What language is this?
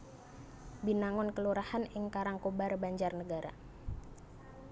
Javanese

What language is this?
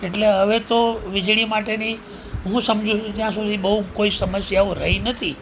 Gujarati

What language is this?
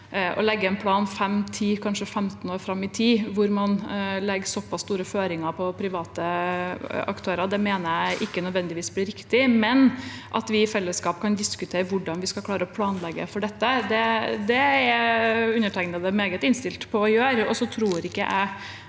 Norwegian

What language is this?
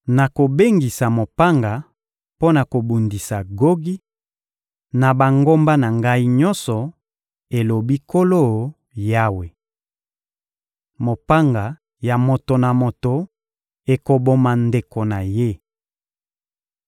Lingala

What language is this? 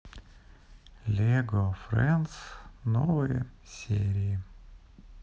Russian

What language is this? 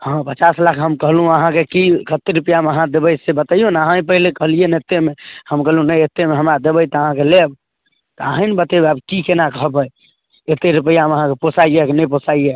Maithili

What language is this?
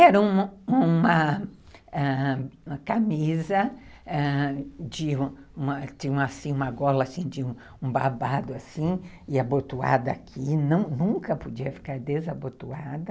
Portuguese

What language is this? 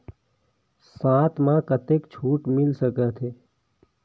Chhattisgarhi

